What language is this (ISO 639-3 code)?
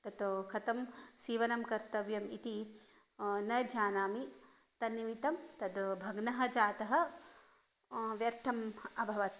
san